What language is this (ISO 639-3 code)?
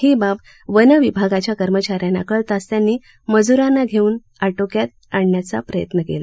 mar